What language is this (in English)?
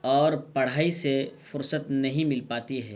Urdu